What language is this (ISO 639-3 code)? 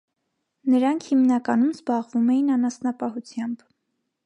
hye